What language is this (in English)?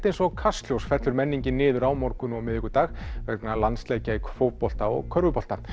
Icelandic